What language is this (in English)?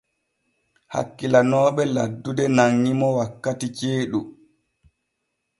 Borgu Fulfulde